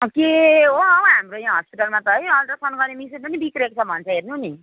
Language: Nepali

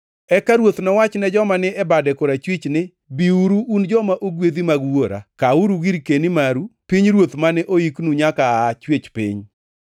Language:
Luo (Kenya and Tanzania)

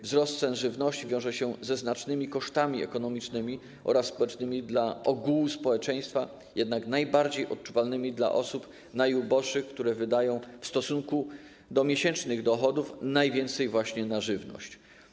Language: Polish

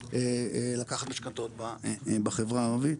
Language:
Hebrew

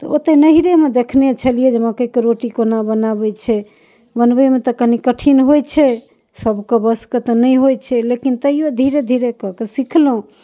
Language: Maithili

